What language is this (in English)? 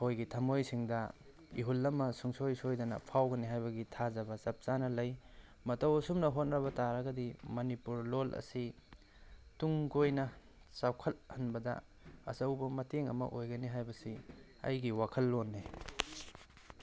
Manipuri